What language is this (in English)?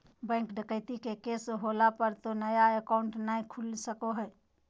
Magahi